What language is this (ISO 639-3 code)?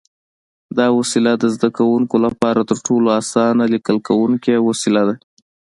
pus